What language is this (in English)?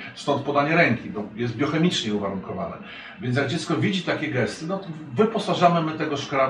Polish